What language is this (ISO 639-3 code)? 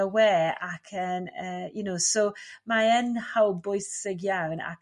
cym